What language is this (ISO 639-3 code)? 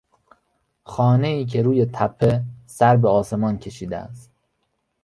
fas